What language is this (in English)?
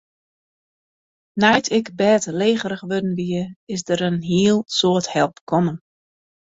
Western Frisian